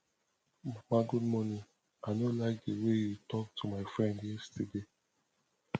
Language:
Nigerian Pidgin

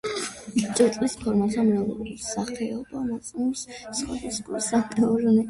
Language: Georgian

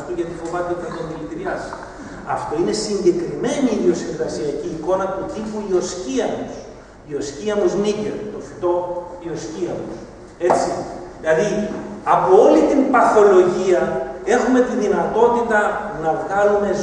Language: Greek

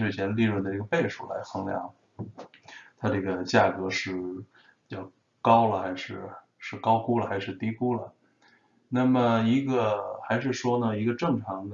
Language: Chinese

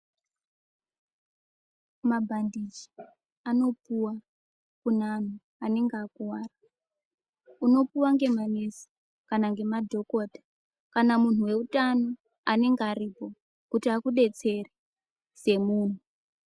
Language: Ndau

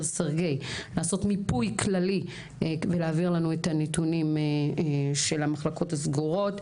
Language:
Hebrew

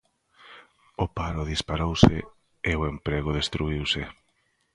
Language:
Galician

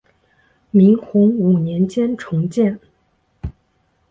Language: Chinese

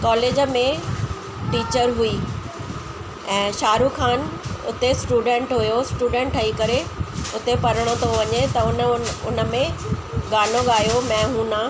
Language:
Sindhi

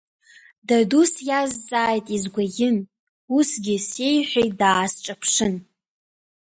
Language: Abkhazian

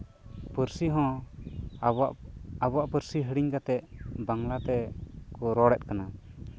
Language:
Santali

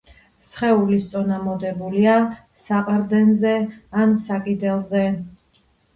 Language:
Georgian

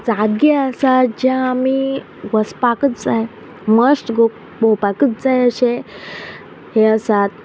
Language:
Konkani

